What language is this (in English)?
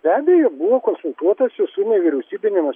Lithuanian